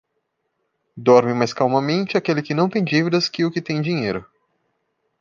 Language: Portuguese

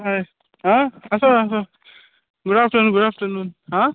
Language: Konkani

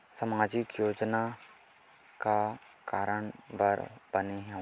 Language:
Chhattisgarhi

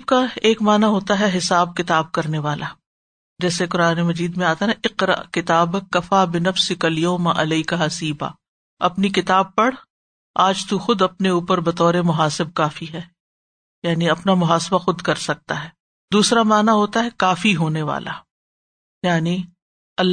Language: Urdu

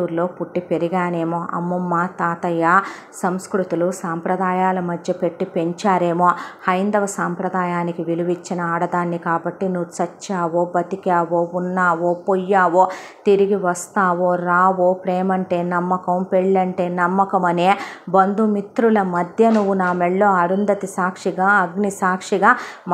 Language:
Telugu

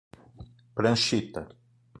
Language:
Portuguese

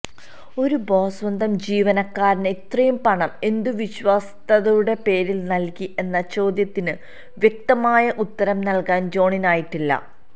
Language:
Malayalam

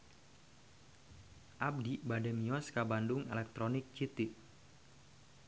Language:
Sundanese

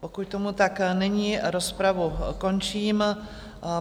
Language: Czech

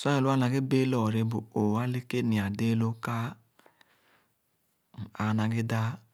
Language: Khana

